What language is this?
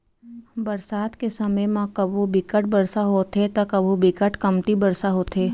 Chhattisgarhi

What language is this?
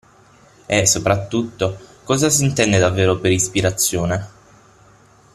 Italian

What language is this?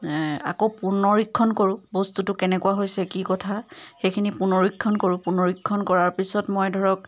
Assamese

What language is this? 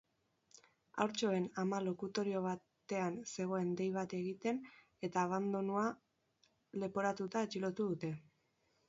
Basque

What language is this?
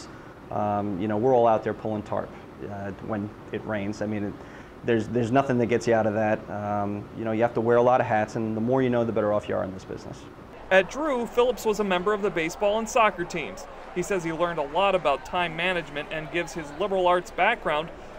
English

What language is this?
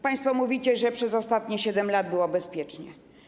Polish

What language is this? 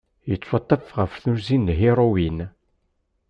Kabyle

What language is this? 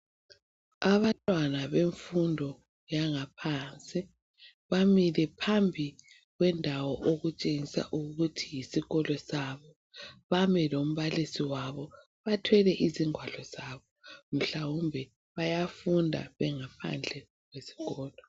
North Ndebele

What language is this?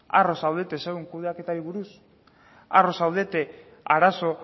Basque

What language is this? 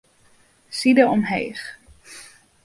Western Frisian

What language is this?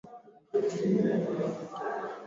Swahili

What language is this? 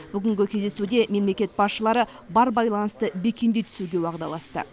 Kazakh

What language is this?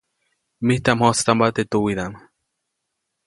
Copainalá Zoque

